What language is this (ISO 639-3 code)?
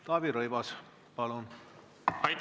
est